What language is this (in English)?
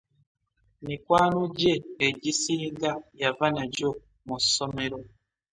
Ganda